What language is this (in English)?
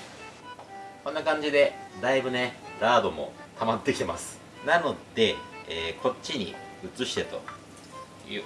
Japanese